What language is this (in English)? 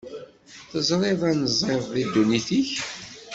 Kabyle